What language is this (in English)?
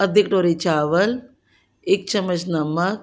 Punjabi